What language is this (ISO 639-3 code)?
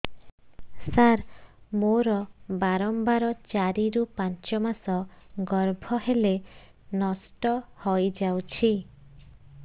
ori